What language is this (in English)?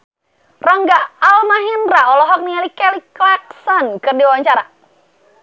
Sundanese